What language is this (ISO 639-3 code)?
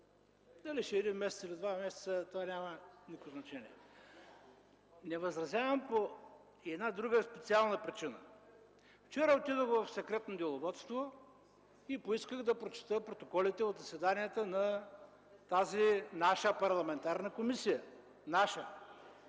bul